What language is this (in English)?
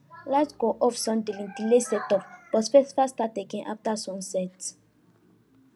Nigerian Pidgin